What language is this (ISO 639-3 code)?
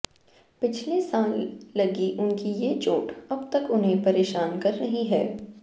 hin